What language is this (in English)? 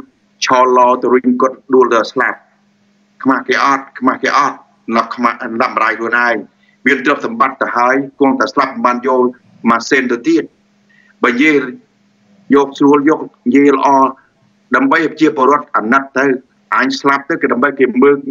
Thai